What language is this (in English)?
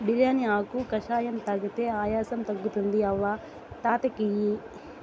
Telugu